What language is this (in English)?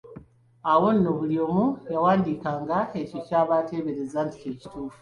Ganda